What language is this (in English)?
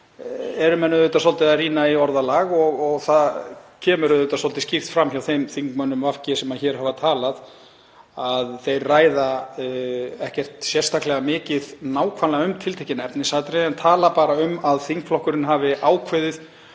Icelandic